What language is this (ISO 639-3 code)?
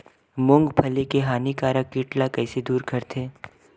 hne